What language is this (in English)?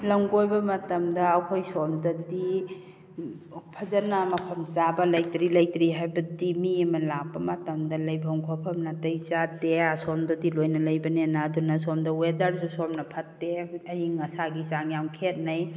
Manipuri